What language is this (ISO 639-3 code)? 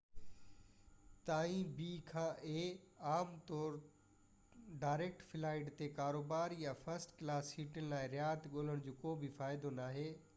snd